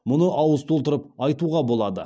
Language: Kazakh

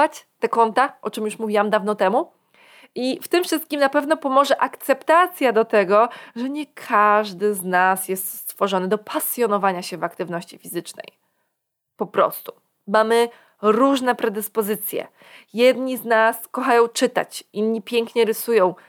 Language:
Polish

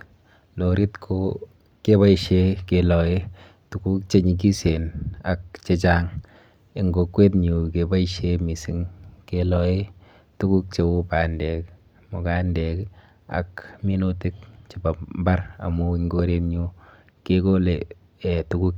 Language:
Kalenjin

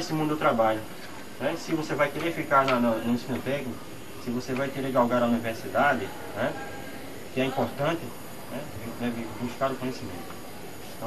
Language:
Portuguese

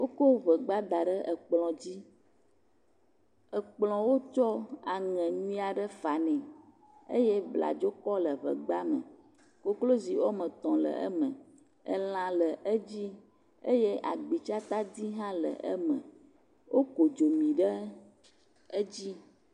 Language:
Ewe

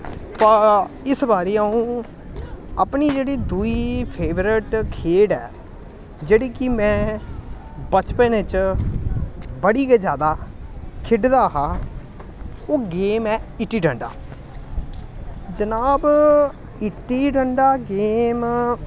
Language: Dogri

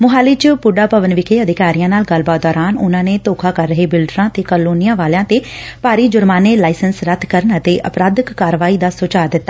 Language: Punjabi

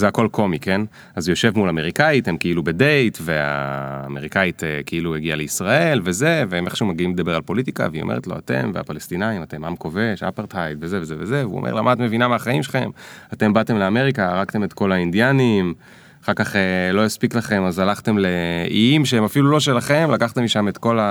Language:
Hebrew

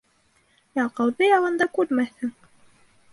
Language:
Bashkir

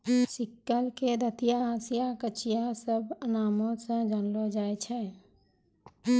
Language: Maithili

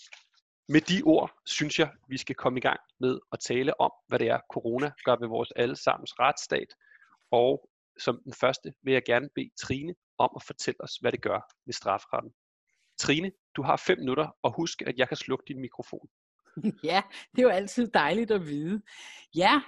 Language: Danish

